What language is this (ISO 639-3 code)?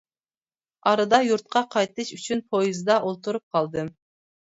uig